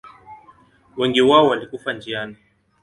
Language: Swahili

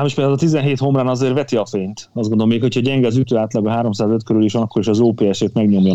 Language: Hungarian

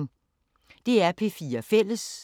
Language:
Danish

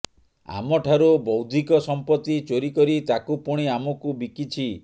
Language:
Odia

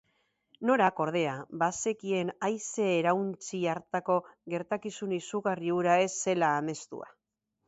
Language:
Basque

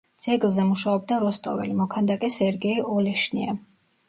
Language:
Georgian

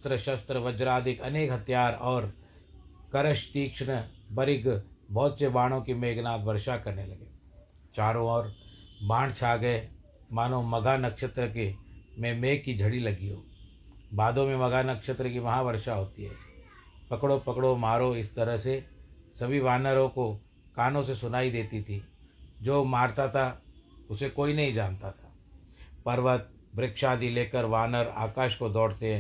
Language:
Hindi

